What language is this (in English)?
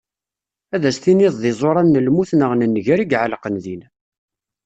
Kabyle